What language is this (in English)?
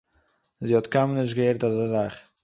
Yiddish